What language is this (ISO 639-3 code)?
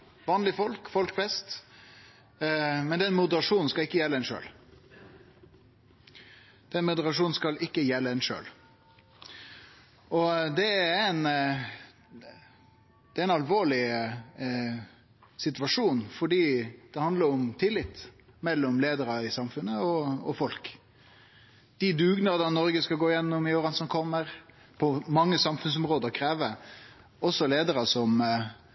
nno